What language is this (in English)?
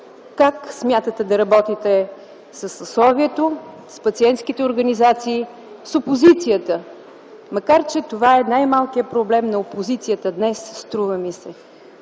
Bulgarian